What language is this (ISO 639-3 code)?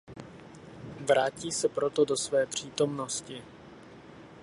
ces